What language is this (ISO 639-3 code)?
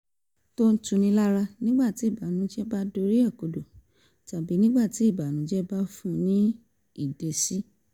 yor